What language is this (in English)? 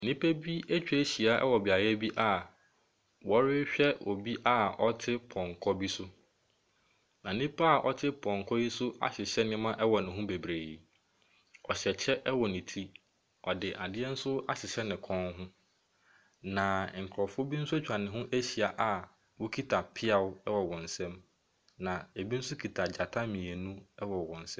Akan